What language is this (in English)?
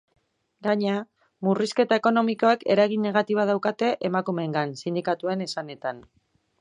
Basque